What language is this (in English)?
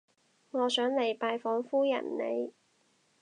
Cantonese